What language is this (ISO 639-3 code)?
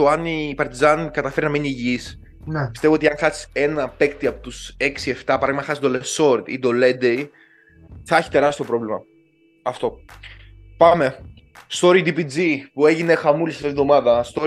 ell